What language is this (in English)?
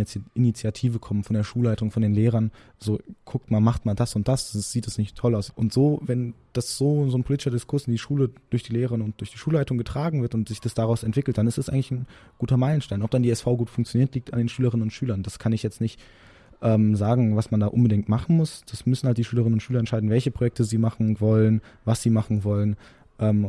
German